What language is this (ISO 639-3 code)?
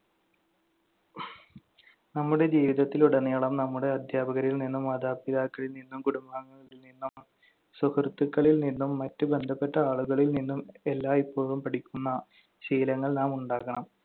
mal